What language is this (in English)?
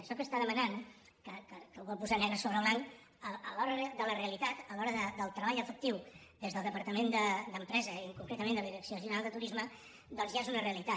Catalan